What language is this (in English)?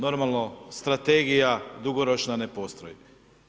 Croatian